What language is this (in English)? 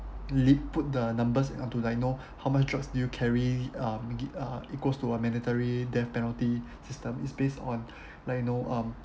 English